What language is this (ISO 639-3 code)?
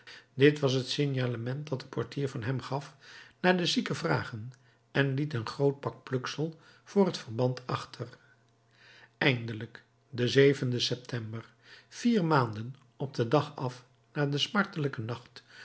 nld